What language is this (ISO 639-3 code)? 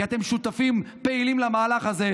heb